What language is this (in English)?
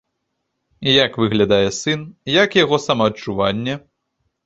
Belarusian